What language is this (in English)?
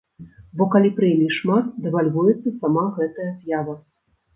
Belarusian